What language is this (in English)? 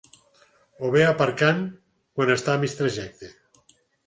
Catalan